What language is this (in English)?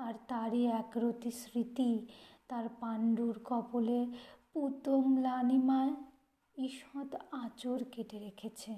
Bangla